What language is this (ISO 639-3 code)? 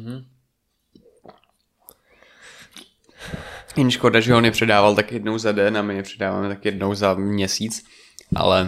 ces